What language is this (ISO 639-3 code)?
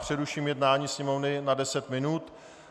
ces